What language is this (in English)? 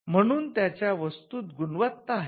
Marathi